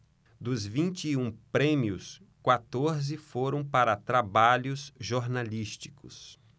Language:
Portuguese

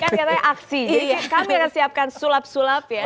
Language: Indonesian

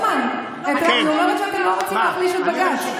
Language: Hebrew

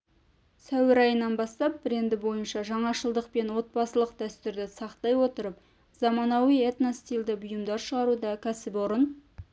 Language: Kazakh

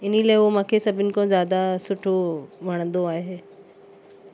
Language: Sindhi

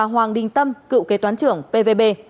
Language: Vietnamese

